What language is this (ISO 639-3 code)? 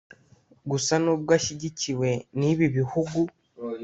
kin